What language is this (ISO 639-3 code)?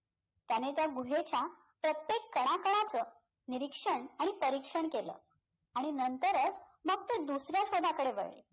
mar